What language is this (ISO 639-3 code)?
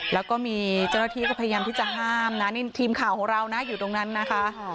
tha